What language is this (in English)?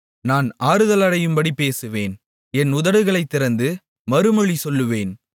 Tamil